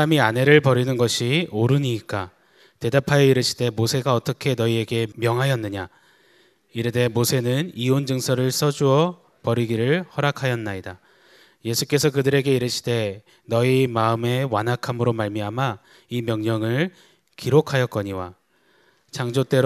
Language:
Korean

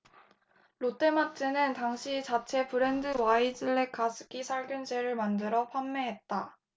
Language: Korean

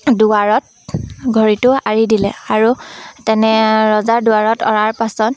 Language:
Assamese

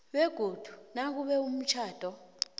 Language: South Ndebele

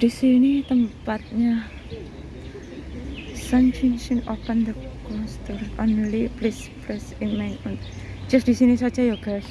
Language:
Indonesian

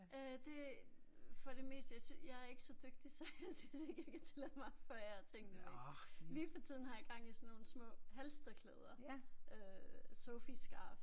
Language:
Danish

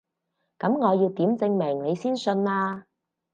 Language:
Cantonese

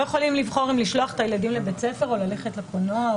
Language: Hebrew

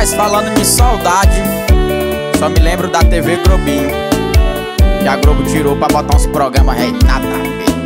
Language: Portuguese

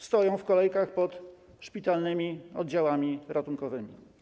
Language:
Polish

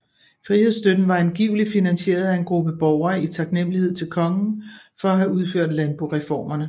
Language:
Danish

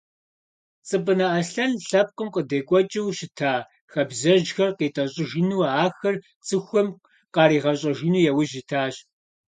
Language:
Kabardian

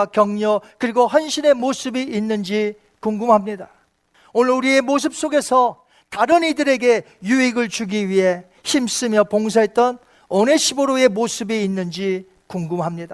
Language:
Korean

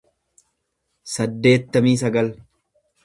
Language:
Oromo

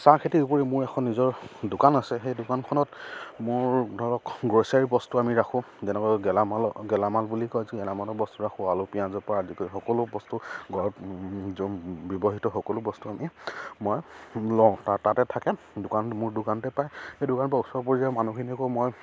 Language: Assamese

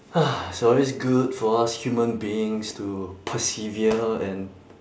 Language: English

